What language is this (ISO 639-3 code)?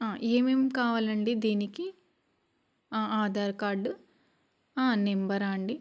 tel